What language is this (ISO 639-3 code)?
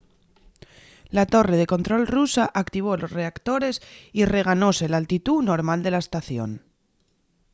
ast